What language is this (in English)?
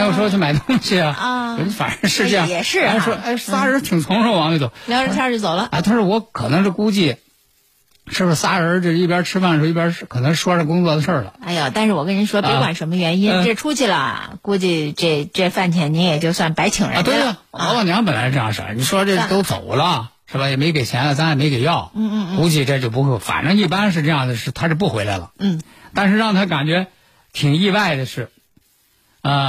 Chinese